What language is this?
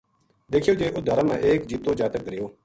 Gujari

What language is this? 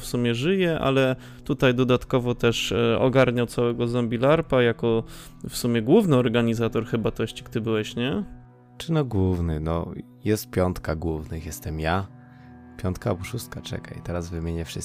Polish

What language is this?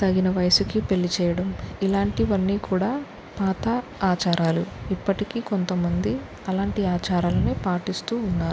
Telugu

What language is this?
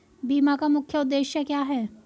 Hindi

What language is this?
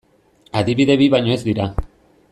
Basque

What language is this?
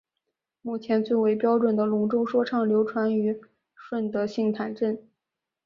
Chinese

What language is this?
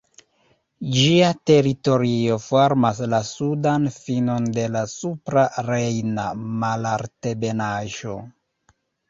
Esperanto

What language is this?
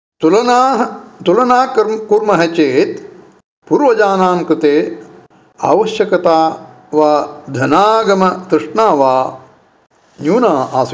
Sanskrit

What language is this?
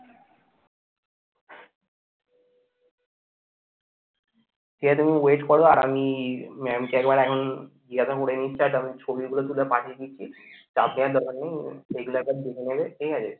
Bangla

